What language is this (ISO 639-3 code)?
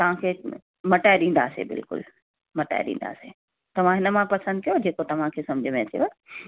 snd